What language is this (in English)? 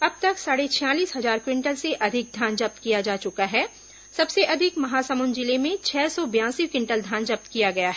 Hindi